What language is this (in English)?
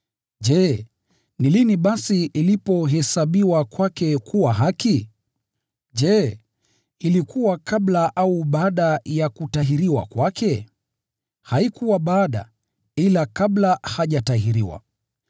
Swahili